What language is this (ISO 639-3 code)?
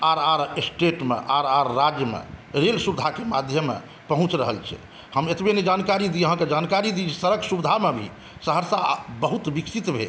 mai